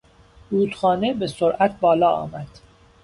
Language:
Persian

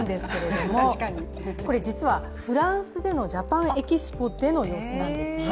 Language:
Japanese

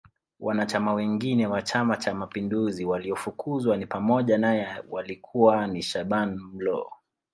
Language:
Swahili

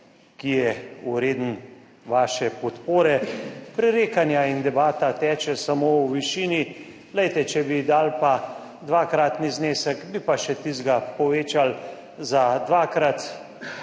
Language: Slovenian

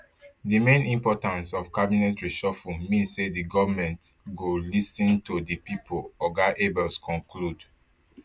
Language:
Nigerian Pidgin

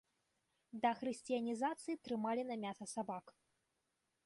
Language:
Belarusian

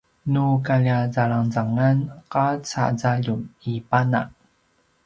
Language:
Paiwan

